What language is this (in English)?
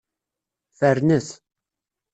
Kabyle